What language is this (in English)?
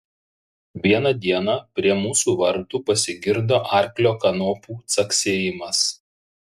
Lithuanian